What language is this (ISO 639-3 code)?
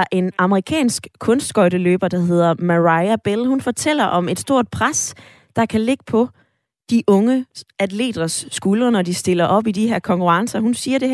dan